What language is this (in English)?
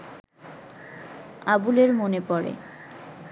Bangla